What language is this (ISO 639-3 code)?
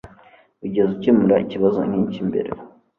kin